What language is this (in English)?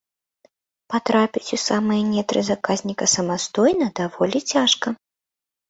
Belarusian